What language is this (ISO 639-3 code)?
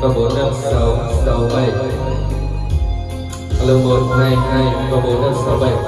vie